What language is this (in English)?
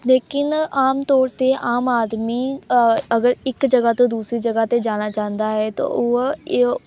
Punjabi